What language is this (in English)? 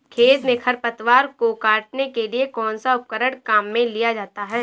Hindi